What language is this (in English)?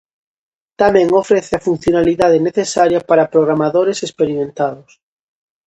Galician